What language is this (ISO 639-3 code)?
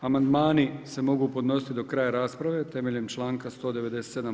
hrv